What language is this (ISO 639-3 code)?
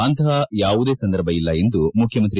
kan